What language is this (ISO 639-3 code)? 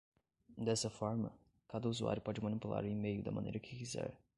por